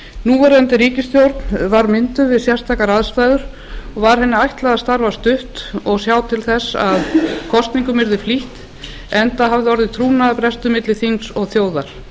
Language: Icelandic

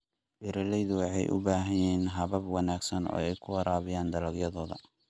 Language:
Somali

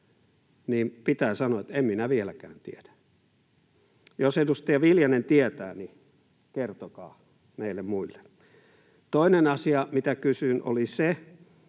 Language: Finnish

